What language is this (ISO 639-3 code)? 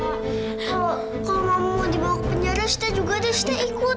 ind